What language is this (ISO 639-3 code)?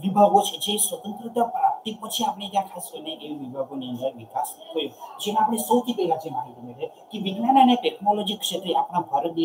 ita